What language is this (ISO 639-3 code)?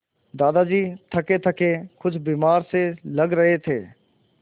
hin